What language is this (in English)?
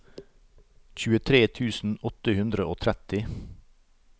Norwegian